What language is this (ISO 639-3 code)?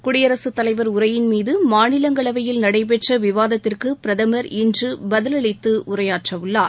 tam